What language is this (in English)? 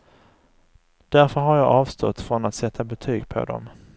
Swedish